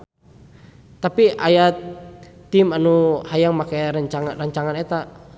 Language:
Sundanese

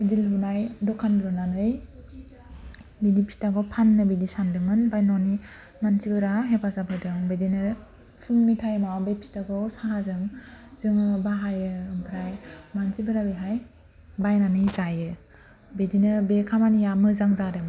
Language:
Bodo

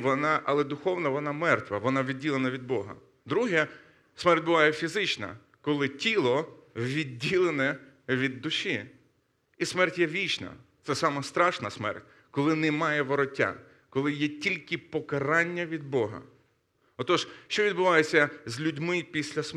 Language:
Ukrainian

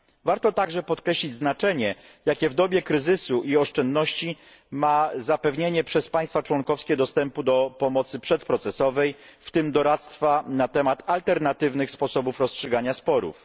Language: Polish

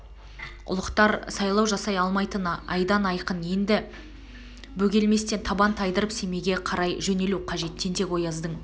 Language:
Kazakh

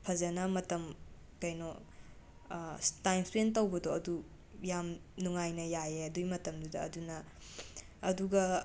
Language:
Manipuri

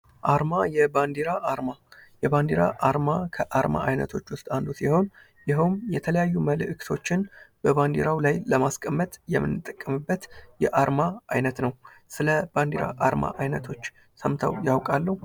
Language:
Amharic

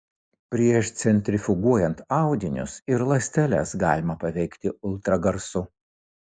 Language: Lithuanian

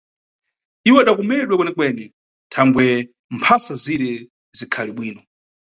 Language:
Nyungwe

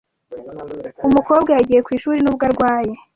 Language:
Kinyarwanda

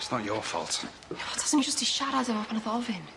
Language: Welsh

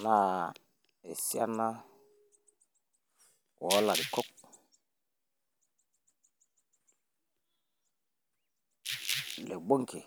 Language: Masai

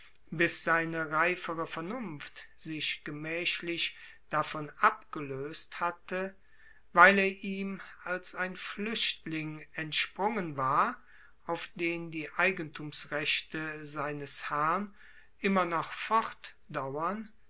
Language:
German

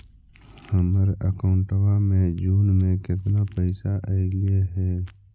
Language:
Magahi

